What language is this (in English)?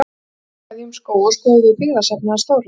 Icelandic